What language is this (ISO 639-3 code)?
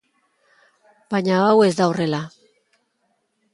eus